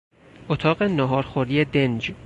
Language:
Persian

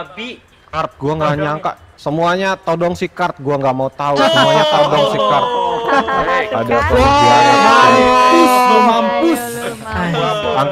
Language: Indonesian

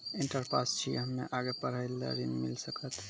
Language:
Maithili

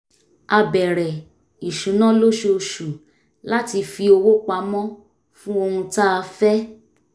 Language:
Yoruba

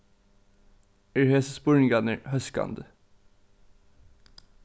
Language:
Faroese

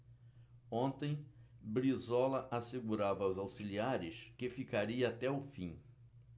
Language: Portuguese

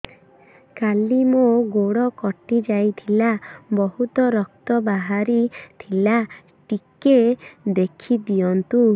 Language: Odia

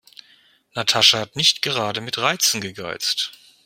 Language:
German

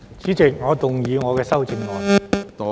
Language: Cantonese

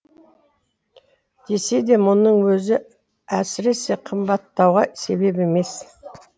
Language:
Kazakh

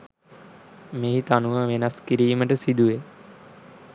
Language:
Sinhala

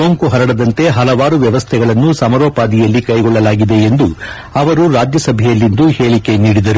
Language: Kannada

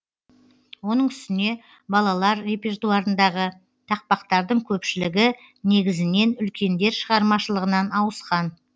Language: Kazakh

